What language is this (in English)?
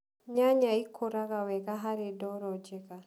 Kikuyu